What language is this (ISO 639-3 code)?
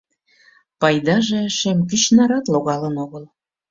chm